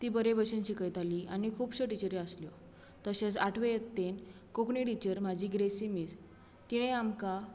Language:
Konkani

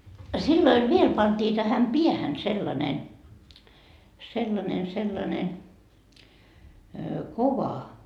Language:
Finnish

